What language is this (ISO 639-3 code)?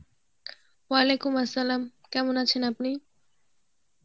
ben